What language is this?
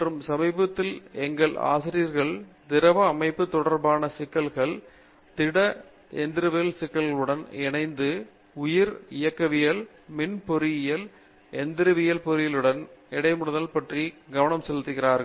Tamil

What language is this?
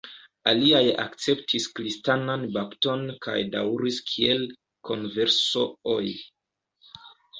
Esperanto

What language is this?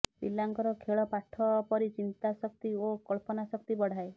Odia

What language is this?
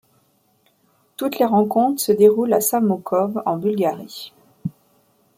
French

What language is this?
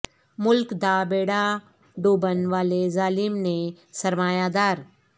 Urdu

